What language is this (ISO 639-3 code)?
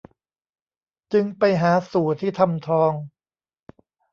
tha